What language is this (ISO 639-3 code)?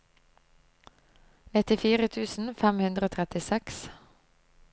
nor